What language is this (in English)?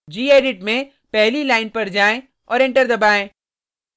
Hindi